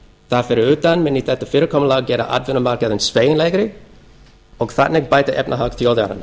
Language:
Icelandic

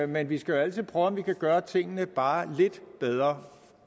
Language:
Danish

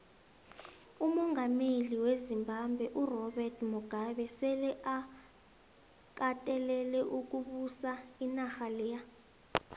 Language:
South Ndebele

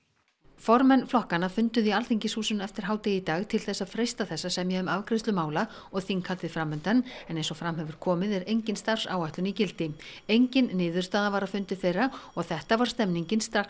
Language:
Icelandic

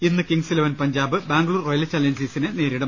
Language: Malayalam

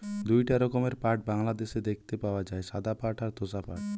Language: Bangla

